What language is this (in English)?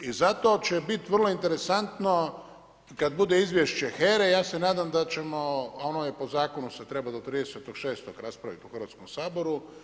Croatian